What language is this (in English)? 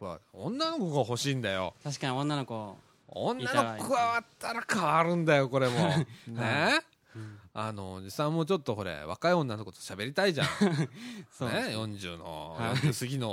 Japanese